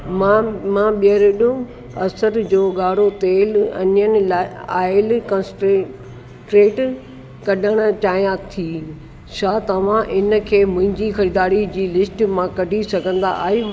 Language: Sindhi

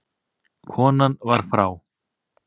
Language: Icelandic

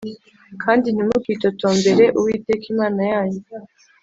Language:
Kinyarwanda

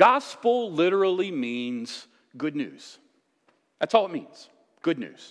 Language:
English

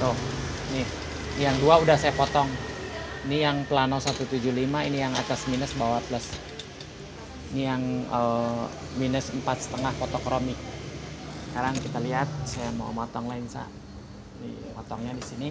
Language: Indonesian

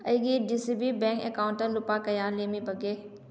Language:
Manipuri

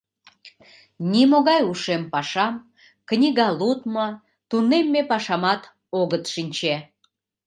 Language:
Mari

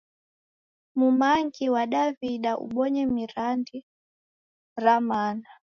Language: Taita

